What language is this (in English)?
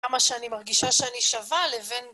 Hebrew